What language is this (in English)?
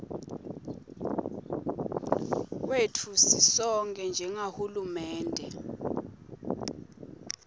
Swati